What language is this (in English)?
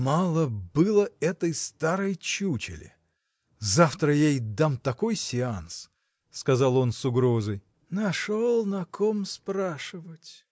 Russian